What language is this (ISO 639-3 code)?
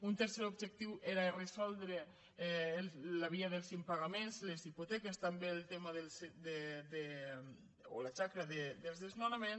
cat